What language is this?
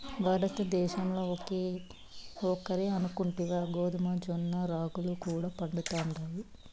Telugu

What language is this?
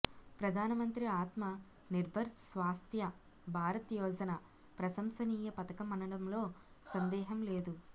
Telugu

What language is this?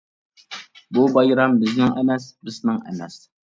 Uyghur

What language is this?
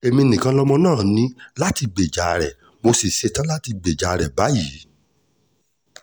Yoruba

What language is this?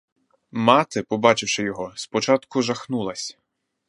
Ukrainian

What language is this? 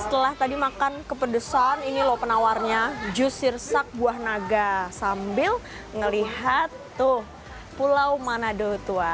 Indonesian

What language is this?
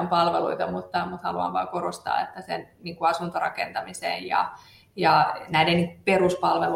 Finnish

